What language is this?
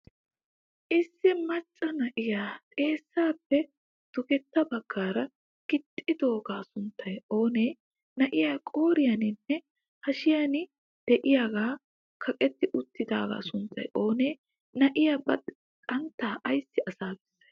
Wolaytta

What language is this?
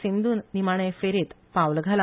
Konkani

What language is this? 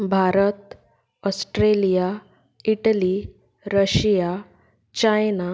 Konkani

